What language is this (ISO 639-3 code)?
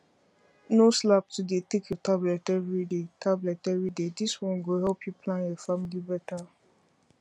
pcm